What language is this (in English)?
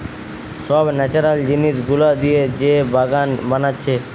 Bangla